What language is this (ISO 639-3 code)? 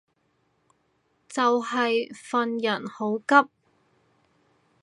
yue